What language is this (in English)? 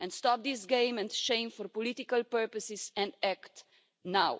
English